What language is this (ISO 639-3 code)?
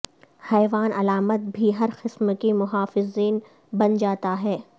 urd